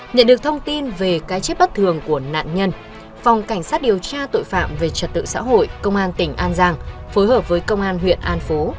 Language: Vietnamese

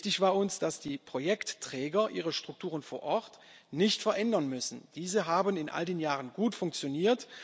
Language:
German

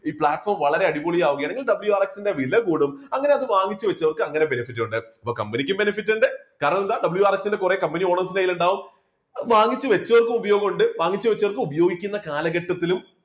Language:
Malayalam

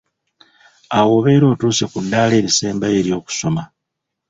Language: Ganda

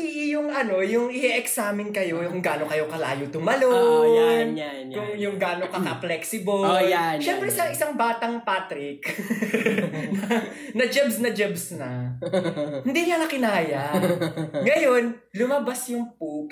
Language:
Filipino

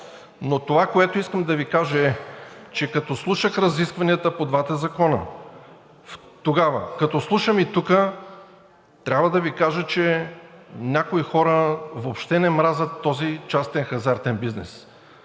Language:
Bulgarian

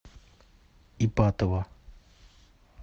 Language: Russian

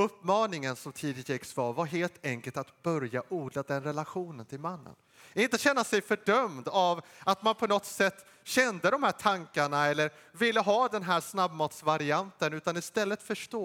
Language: Swedish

